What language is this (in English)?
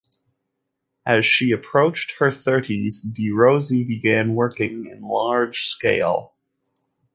English